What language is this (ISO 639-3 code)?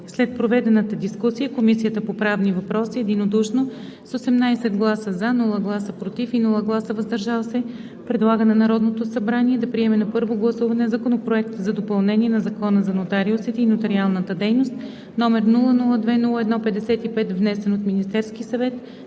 bul